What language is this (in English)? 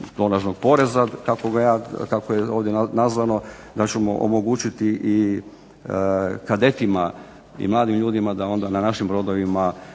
Croatian